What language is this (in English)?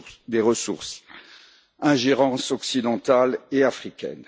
French